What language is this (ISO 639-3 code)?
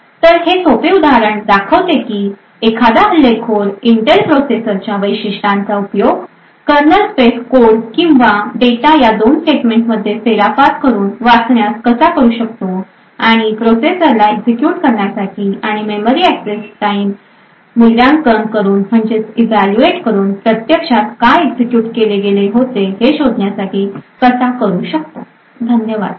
mar